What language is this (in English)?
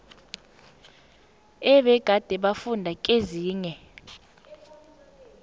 South Ndebele